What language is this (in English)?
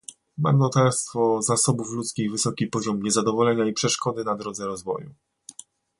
Polish